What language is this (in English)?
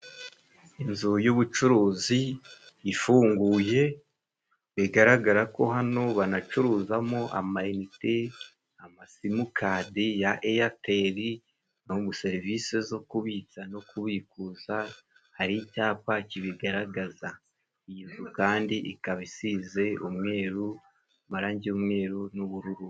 Kinyarwanda